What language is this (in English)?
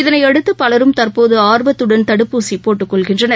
Tamil